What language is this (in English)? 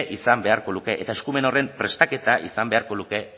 Basque